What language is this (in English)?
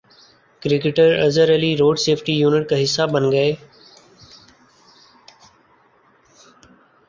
Urdu